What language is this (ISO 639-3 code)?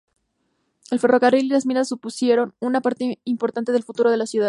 spa